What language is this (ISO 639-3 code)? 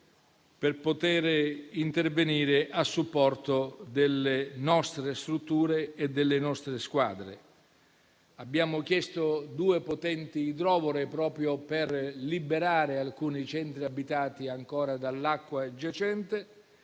ita